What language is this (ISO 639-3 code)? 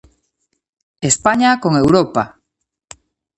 glg